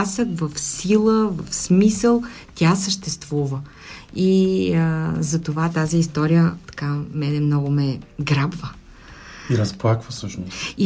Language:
Bulgarian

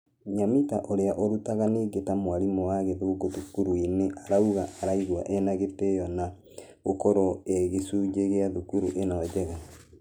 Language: Kikuyu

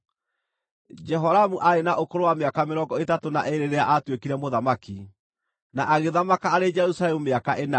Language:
Kikuyu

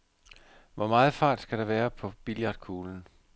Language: Danish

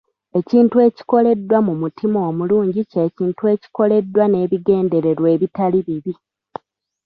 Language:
Ganda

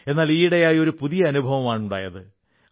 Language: Malayalam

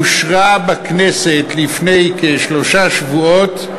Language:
Hebrew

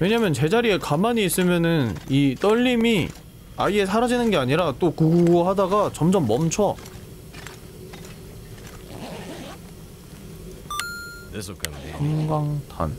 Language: Korean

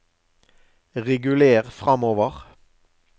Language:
Norwegian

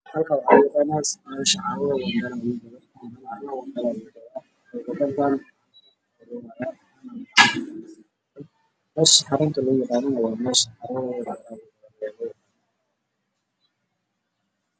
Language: Somali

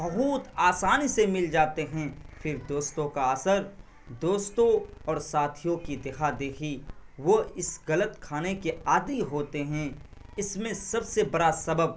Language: Urdu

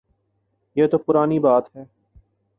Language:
Urdu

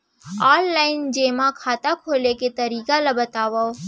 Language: Chhattisgarhi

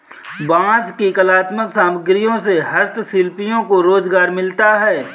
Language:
Hindi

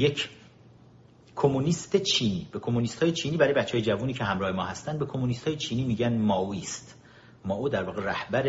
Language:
Persian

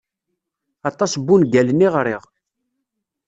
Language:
Kabyle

